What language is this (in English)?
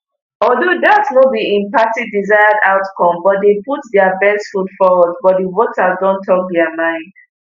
Nigerian Pidgin